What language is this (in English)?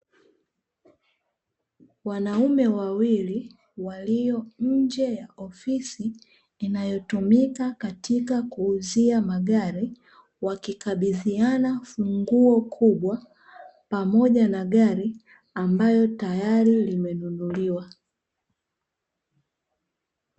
Swahili